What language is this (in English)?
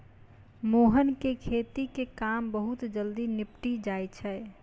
Maithili